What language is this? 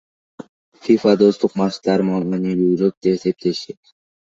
Kyrgyz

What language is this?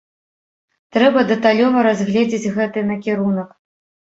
Belarusian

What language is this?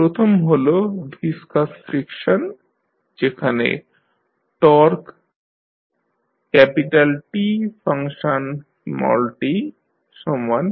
Bangla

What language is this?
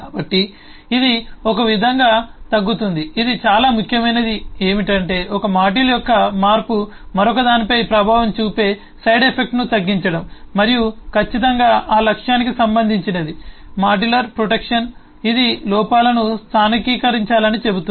Telugu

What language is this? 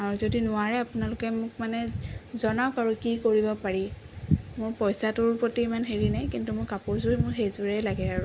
Assamese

